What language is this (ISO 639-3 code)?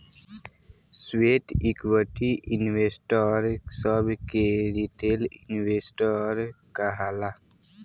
bho